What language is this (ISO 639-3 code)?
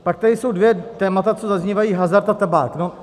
ces